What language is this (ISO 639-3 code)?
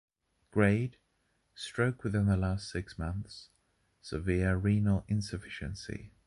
eng